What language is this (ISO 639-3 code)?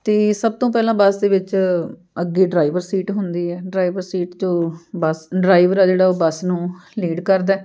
pan